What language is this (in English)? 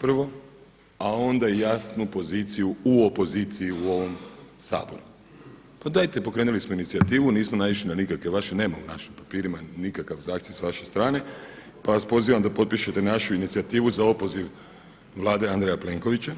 Croatian